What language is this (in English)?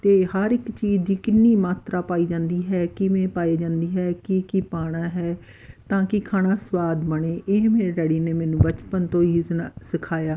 Punjabi